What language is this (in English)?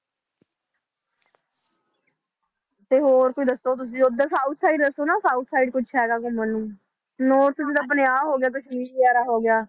Punjabi